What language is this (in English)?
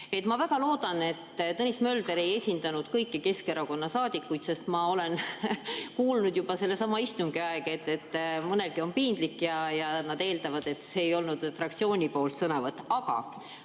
Estonian